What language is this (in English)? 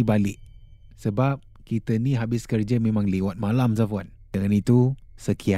Malay